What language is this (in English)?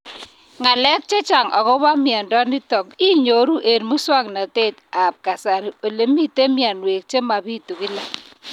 Kalenjin